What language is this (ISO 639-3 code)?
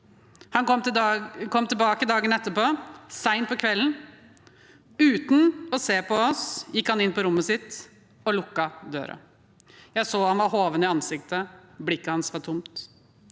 nor